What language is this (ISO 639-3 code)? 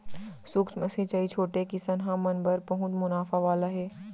hne